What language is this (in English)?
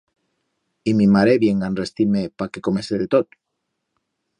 Aragonese